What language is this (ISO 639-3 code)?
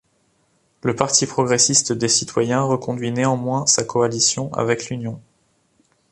fra